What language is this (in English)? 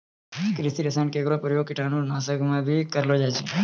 Maithili